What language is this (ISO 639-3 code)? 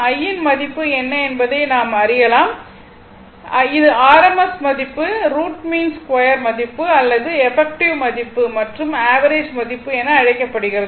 tam